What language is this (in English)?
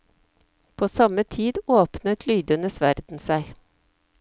Norwegian